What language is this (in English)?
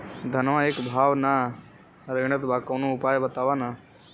Bhojpuri